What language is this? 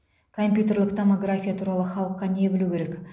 Kazakh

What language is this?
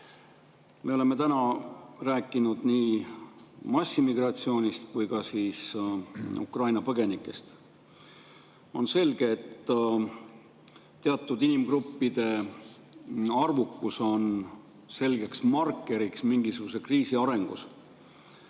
Estonian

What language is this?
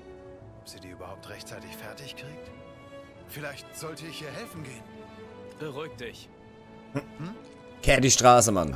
German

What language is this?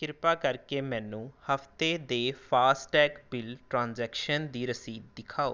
Punjabi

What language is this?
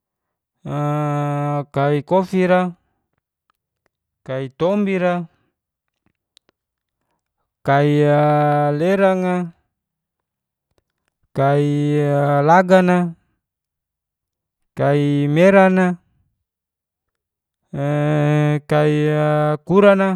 Geser-Gorom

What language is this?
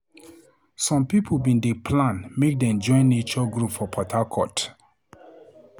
Nigerian Pidgin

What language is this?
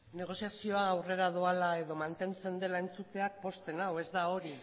Basque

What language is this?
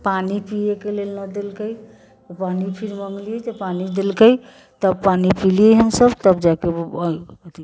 Maithili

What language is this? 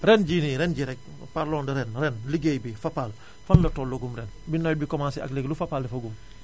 Wolof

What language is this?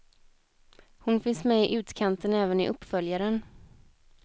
Swedish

